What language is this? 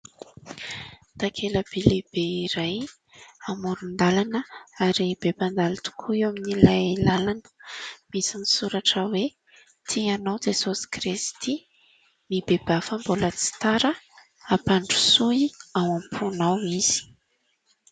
Malagasy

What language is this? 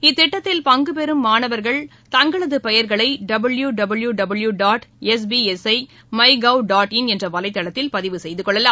Tamil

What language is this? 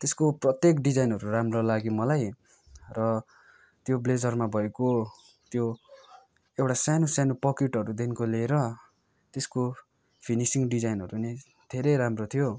Nepali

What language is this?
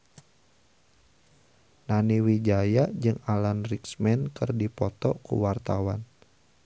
Sundanese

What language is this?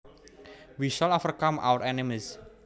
Javanese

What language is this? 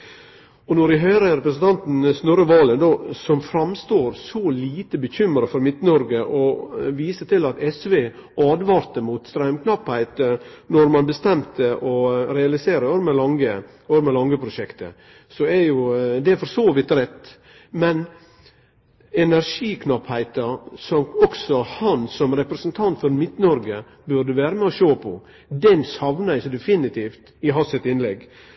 Norwegian Nynorsk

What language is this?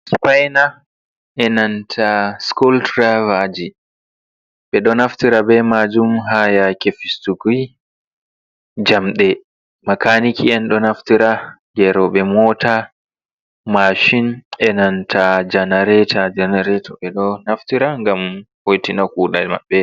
Fula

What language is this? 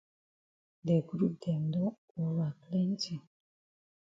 Cameroon Pidgin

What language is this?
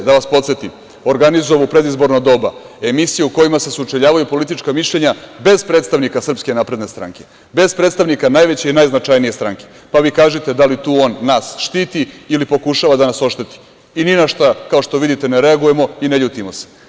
Serbian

